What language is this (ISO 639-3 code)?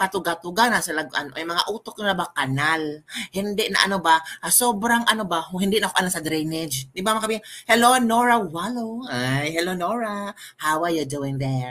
fil